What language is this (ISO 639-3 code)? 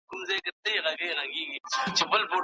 pus